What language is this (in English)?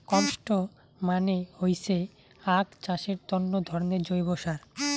Bangla